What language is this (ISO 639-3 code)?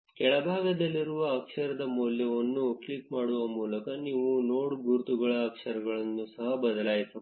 kan